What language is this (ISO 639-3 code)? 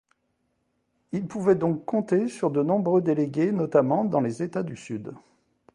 fra